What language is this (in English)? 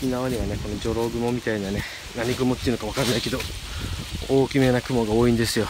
Japanese